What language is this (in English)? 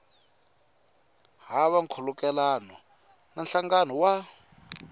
Tsonga